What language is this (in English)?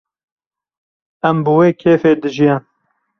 Kurdish